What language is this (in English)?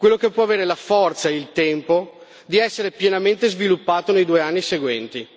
Italian